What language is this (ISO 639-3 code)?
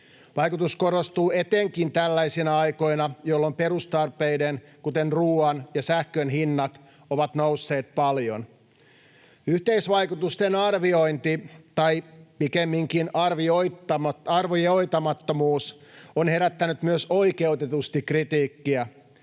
fin